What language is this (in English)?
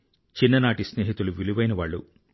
Telugu